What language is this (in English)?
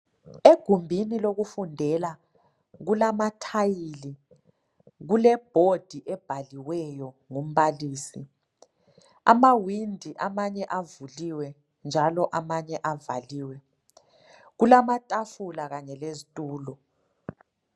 North Ndebele